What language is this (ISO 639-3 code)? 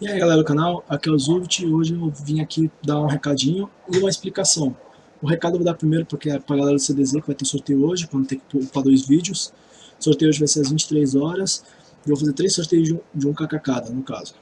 por